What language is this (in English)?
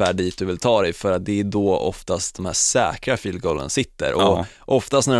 Swedish